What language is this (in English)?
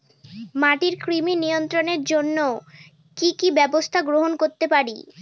Bangla